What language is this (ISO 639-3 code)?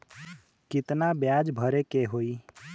bho